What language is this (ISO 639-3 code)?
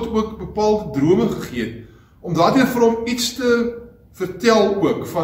nld